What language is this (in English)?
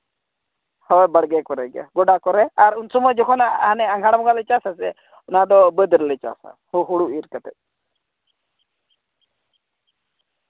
Santali